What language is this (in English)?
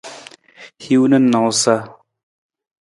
Nawdm